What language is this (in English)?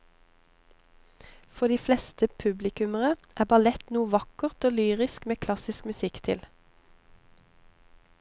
Norwegian